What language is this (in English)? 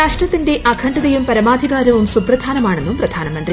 Malayalam